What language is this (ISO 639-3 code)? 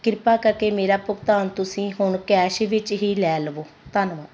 pan